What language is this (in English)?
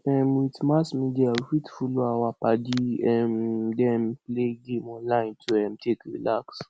Nigerian Pidgin